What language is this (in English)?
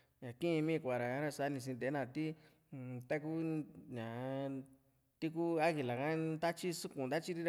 Juxtlahuaca Mixtec